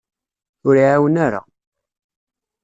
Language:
Kabyle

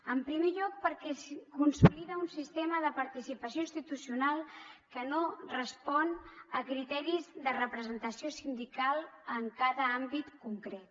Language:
Catalan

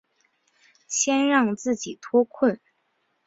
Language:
Chinese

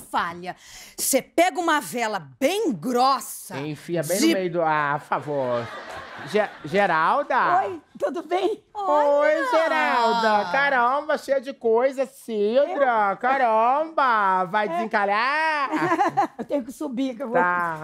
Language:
Portuguese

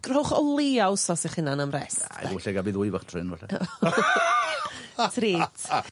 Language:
Welsh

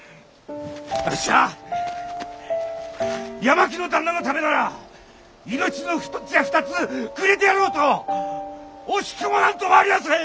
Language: Japanese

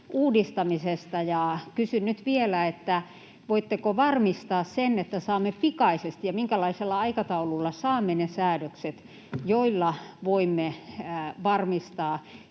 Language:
Finnish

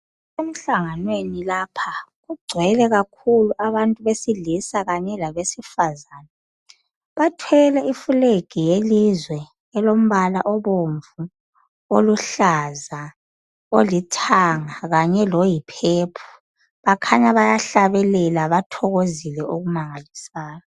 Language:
North Ndebele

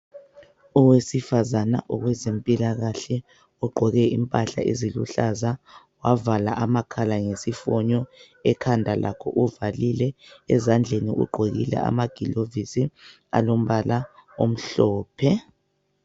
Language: North Ndebele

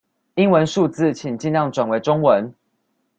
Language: Chinese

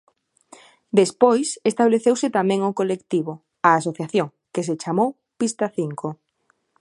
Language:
Galician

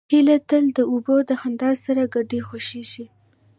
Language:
Pashto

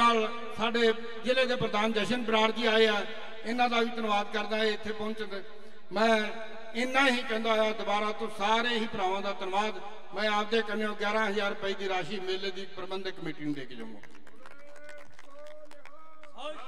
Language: Punjabi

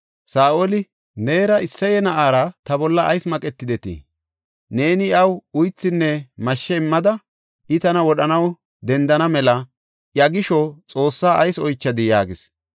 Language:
Gofa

